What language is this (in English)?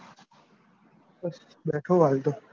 Gujarati